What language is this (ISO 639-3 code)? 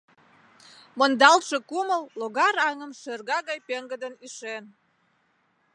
chm